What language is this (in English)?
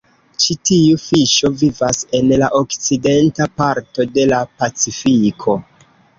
Esperanto